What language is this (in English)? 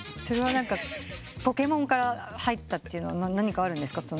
Japanese